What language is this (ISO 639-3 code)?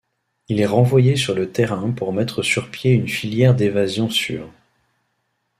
fra